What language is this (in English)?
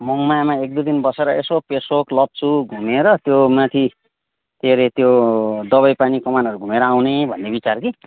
Nepali